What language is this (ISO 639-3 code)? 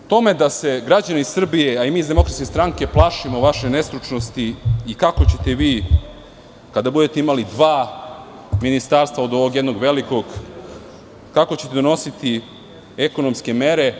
srp